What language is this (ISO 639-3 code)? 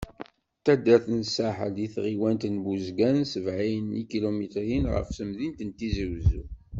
kab